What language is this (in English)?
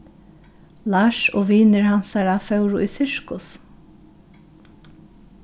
Faroese